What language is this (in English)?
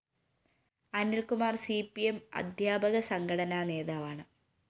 Malayalam